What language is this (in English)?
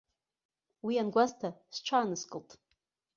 Abkhazian